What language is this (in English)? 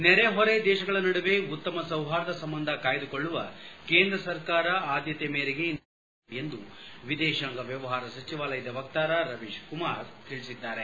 Kannada